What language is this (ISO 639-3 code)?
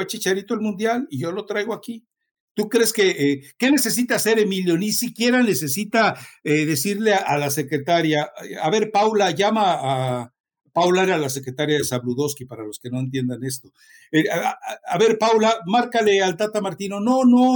spa